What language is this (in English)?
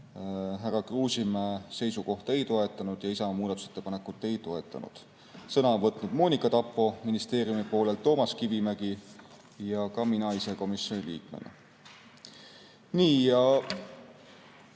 Estonian